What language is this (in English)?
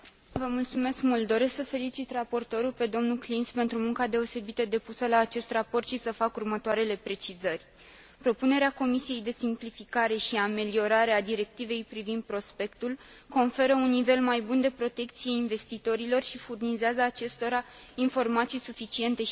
Romanian